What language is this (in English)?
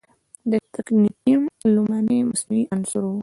Pashto